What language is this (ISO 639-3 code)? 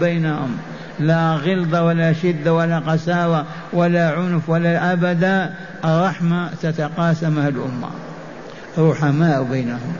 ara